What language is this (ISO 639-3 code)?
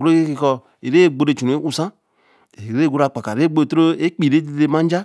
elm